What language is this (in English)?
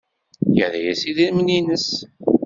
Kabyle